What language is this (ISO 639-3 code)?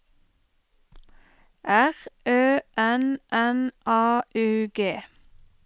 nor